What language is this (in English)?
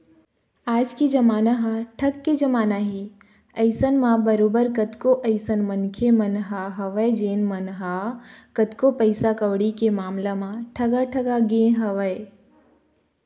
Chhattisgarhi